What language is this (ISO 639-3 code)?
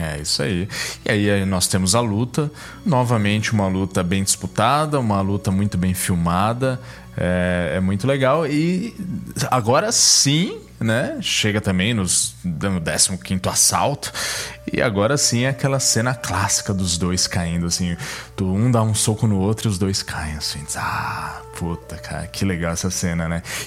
por